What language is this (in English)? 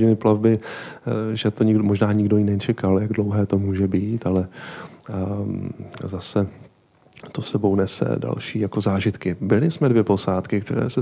Czech